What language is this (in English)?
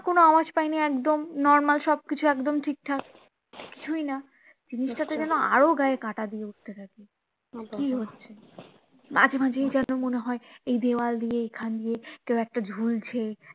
Bangla